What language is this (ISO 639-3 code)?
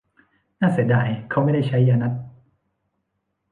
tha